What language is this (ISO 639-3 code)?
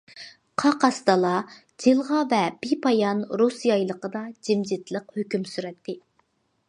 uig